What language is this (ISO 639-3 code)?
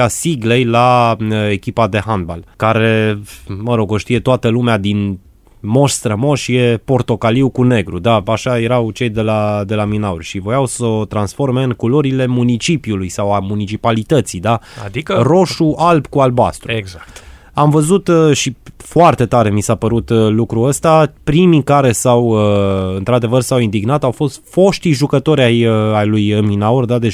ron